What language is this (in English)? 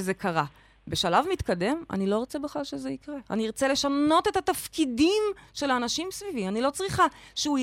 Hebrew